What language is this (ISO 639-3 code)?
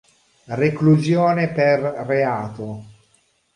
ita